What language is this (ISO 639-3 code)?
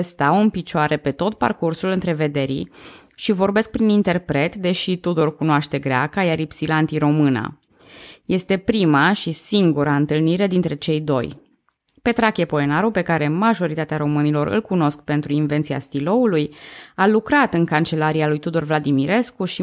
ron